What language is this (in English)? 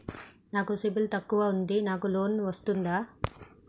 Telugu